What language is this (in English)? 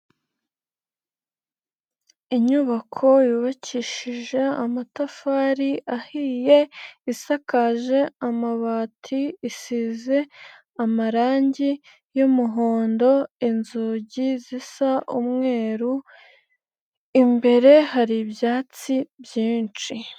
Kinyarwanda